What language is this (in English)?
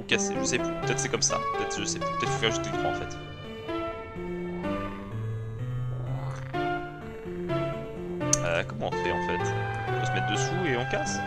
French